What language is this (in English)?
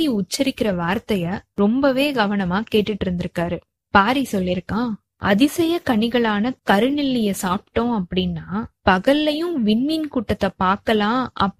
Tamil